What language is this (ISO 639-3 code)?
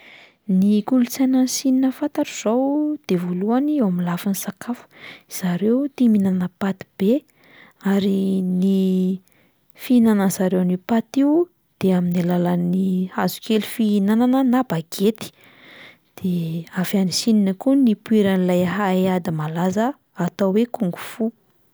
mlg